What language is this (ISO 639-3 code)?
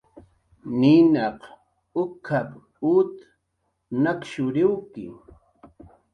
jqr